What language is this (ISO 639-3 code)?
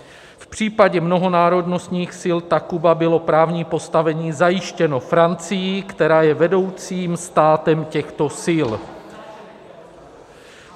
ces